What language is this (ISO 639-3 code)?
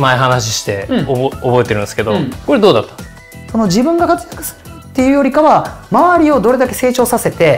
jpn